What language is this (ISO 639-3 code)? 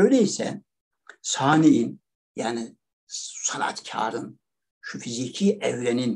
tur